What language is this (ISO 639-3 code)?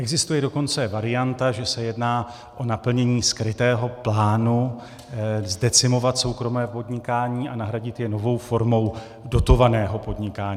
ces